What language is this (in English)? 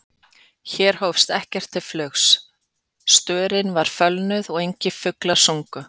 Icelandic